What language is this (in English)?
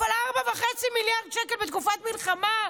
Hebrew